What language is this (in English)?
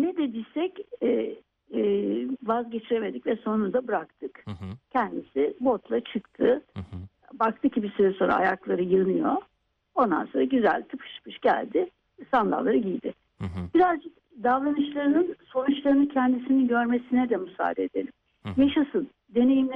Turkish